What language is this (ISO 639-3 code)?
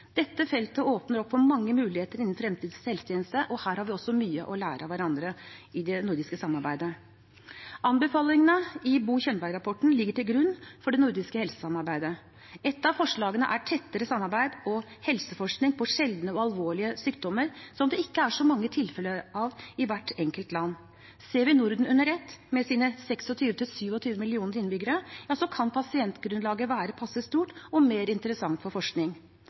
nob